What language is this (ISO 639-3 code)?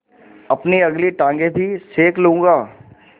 hin